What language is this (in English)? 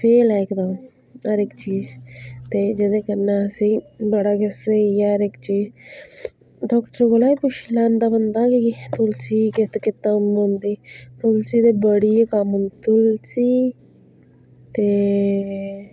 Dogri